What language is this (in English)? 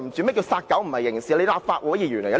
Cantonese